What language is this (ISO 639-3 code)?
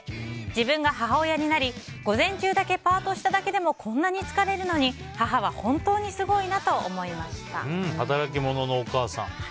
jpn